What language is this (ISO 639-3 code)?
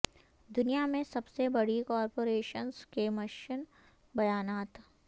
urd